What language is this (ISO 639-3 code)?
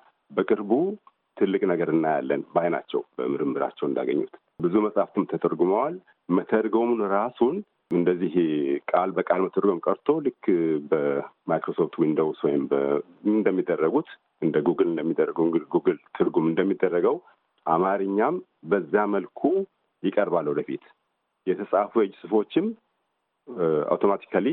amh